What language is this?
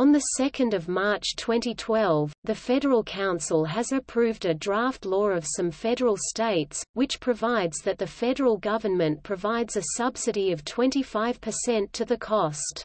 English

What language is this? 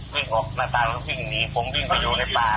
Thai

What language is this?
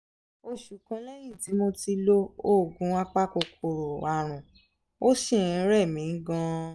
Yoruba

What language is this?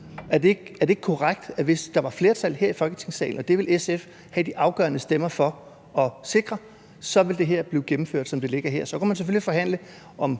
Danish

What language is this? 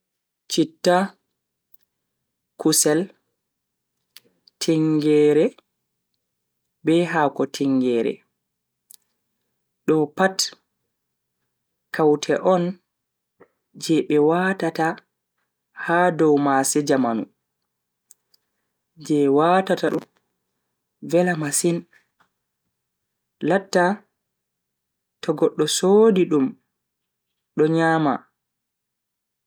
Bagirmi Fulfulde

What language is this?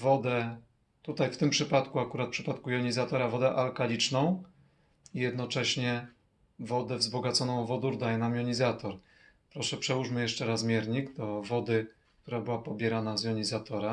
Polish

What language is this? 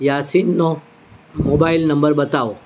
Gujarati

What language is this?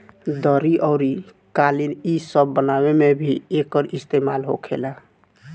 Bhojpuri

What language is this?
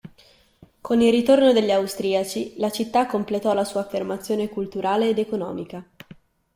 Italian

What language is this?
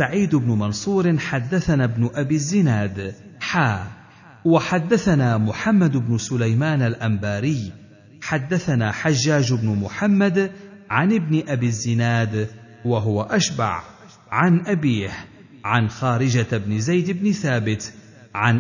Arabic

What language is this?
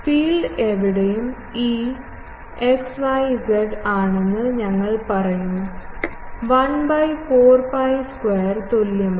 Malayalam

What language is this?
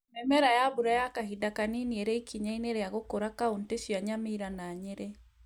Kikuyu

